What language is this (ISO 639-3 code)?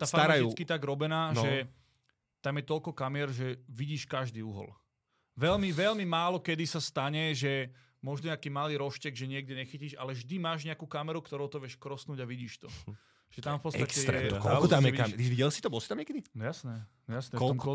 slk